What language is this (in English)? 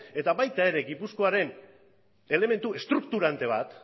Basque